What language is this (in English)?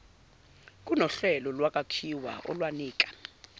Zulu